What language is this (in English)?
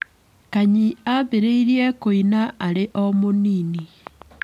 Kikuyu